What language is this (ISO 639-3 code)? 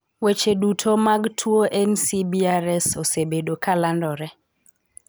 luo